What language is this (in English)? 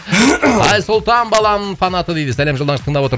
Kazakh